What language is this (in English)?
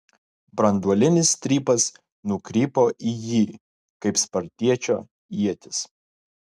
Lithuanian